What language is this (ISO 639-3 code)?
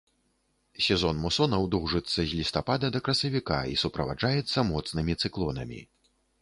bel